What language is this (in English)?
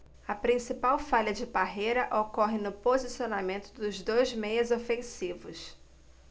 Portuguese